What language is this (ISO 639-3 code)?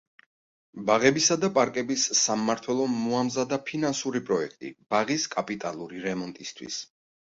kat